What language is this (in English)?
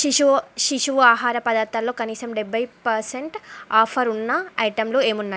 Telugu